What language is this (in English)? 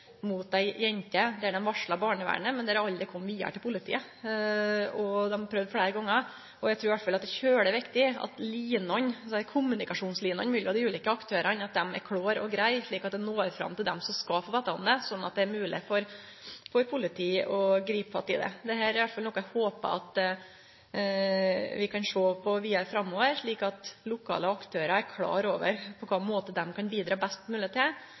Norwegian Nynorsk